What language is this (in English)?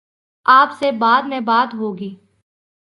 Urdu